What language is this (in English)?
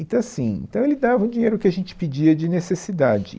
Portuguese